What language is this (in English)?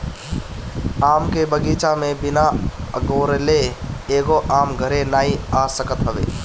Bhojpuri